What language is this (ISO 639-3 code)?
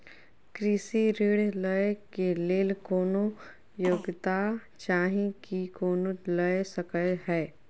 mai